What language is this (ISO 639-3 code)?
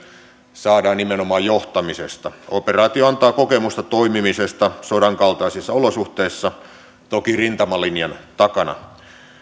fin